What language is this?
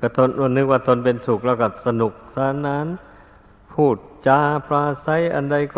Thai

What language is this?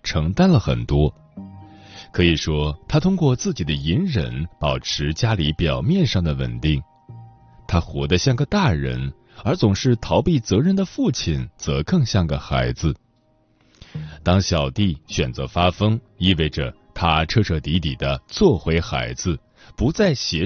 Chinese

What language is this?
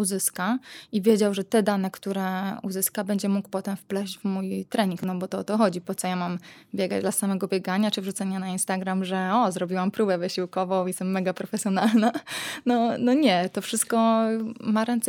Polish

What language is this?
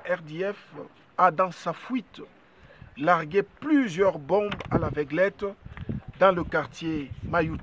French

